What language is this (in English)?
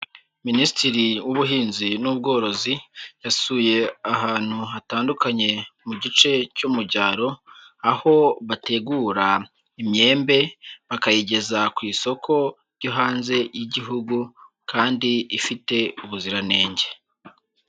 Kinyarwanda